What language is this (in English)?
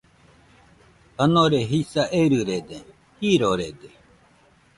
Nüpode Huitoto